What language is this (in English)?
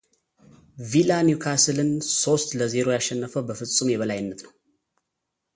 Amharic